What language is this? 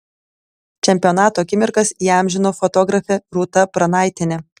Lithuanian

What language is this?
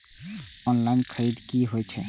Maithili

